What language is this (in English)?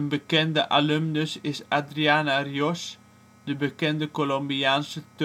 Dutch